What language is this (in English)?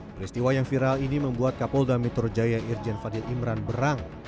Indonesian